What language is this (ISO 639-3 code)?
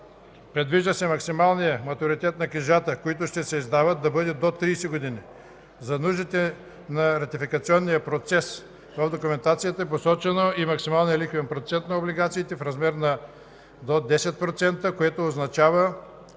bul